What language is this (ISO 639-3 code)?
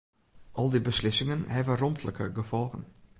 fry